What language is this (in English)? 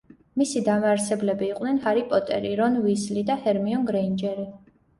Georgian